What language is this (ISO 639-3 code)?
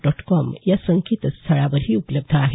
mar